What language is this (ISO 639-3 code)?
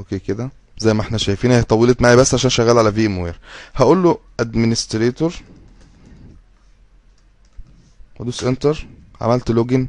ara